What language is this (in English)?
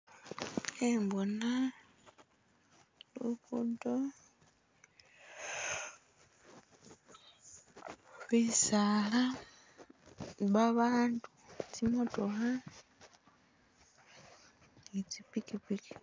Masaaba